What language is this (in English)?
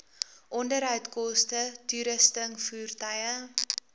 Afrikaans